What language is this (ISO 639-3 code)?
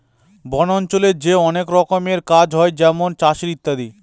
ben